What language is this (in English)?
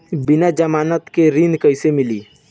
Bhojpuri